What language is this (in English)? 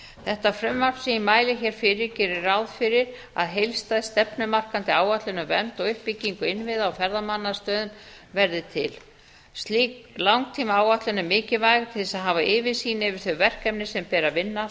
Icelandic